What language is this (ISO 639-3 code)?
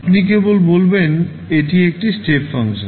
ben